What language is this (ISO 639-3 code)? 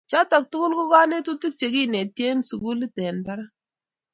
kln